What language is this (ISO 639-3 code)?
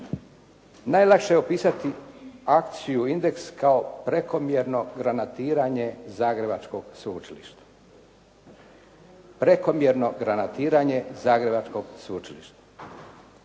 hrv